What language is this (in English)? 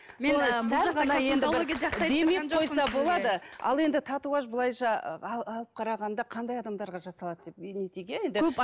Kazakh